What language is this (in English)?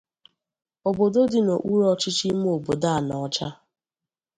Igbo